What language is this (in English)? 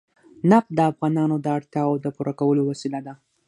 Pashto